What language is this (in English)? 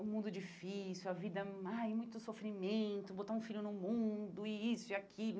Portuguese